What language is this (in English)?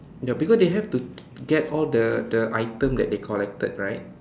English